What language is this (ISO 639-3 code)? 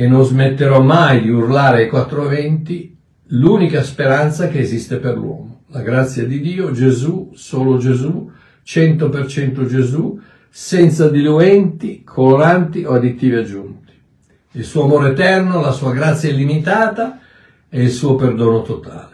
ita